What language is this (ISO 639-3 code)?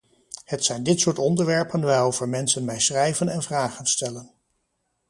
nld